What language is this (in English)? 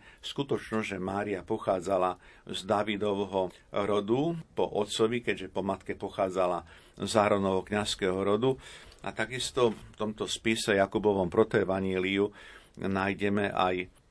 Slovak